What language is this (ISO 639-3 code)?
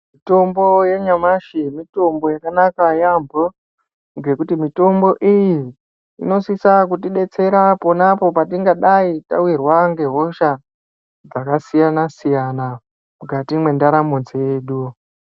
ndc